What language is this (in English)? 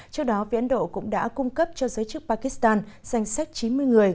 Vietnamese